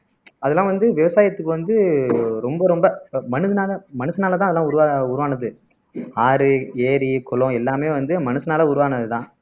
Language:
Tamil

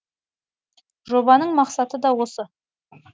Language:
Kazakh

